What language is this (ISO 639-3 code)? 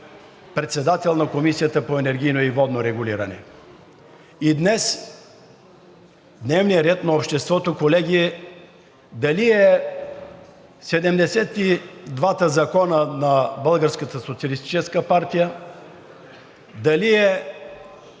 bul